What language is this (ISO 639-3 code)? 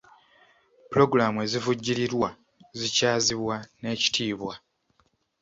lug